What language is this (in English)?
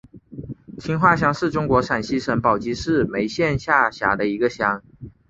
Chinese